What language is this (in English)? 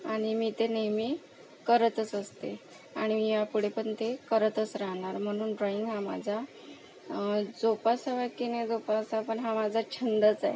Marathi